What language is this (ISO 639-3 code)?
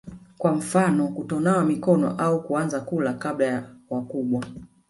swa